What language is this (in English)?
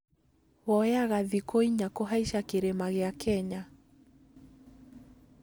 Kikuyu